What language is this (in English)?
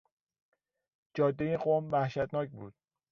Persian